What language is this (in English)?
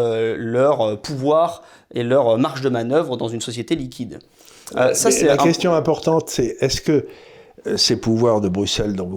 French